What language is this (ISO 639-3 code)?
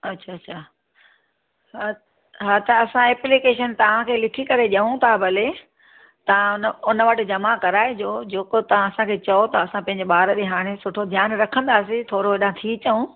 snd